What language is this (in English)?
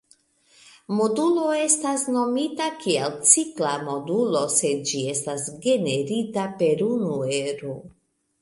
Esperanto